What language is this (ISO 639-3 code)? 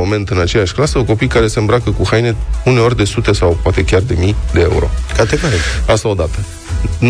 ron